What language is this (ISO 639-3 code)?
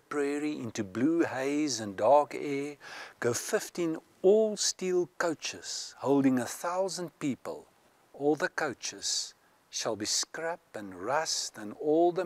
nld